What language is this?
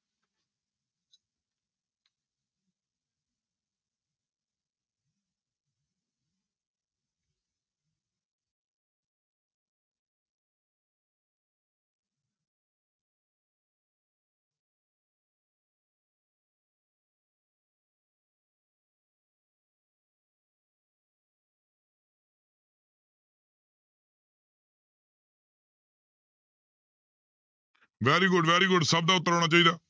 Punjabi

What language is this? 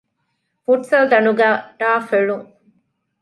Divehi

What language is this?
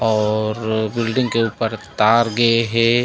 Chhattisgarhi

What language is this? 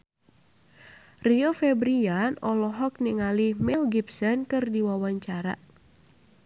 Sundanese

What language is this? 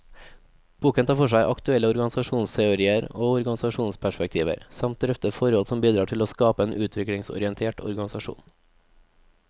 Norwegian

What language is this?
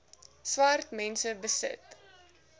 Afrikaans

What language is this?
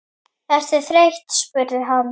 Icelandic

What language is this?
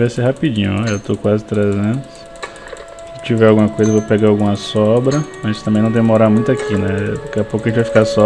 Portuguese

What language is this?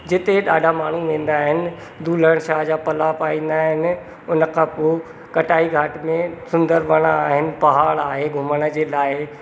Sindhi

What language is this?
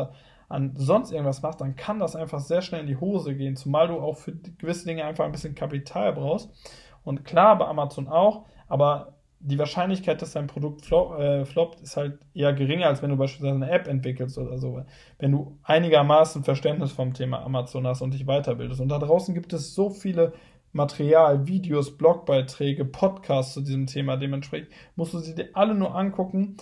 German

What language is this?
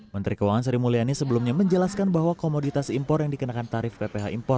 Indonesian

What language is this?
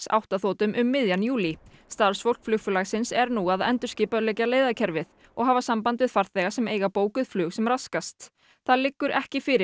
Icelandic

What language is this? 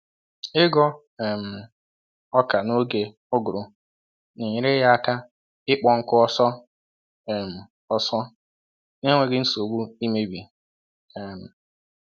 Igbo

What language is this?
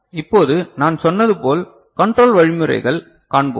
Tamil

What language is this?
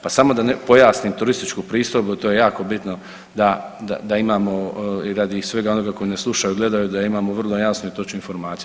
Croatian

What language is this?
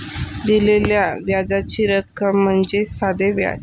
Marathi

